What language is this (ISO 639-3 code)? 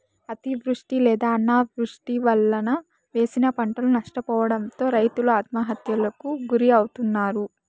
tel